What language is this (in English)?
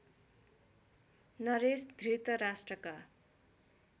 Nepali